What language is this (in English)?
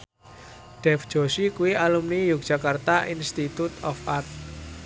Javanese